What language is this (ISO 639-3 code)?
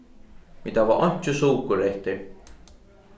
fao